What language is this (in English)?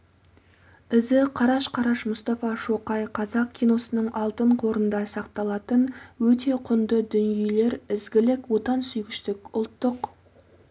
Kazakh